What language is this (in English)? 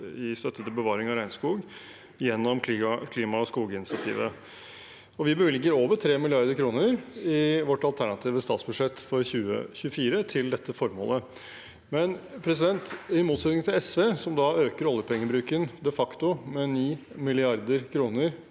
Norwegian